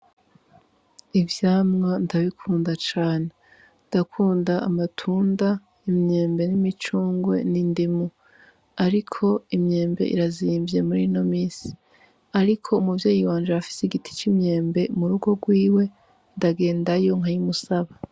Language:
Rundi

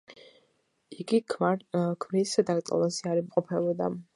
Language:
Georgian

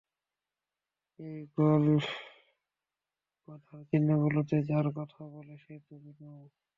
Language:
Bangla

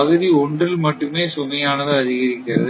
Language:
Tamil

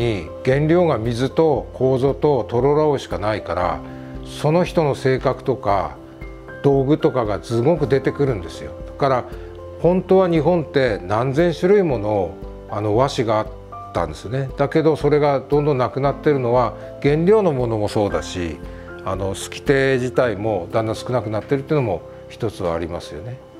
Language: Japanese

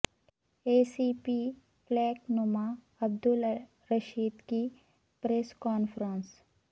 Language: Urdu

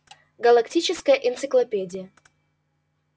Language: Russian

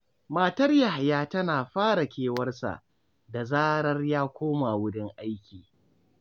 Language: Hausa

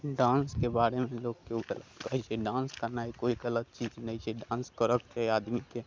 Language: Maithili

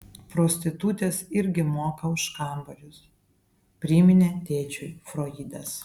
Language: Lithuanian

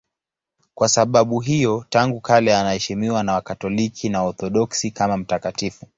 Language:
Swahili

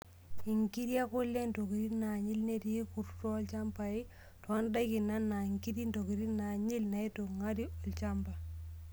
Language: Masai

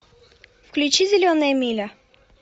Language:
Russian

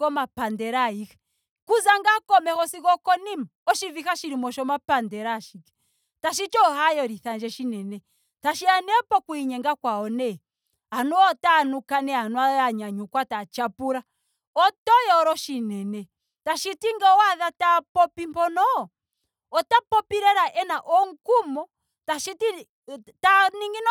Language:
Ndonga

